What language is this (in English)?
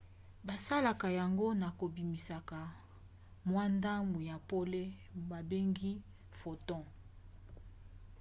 Lingala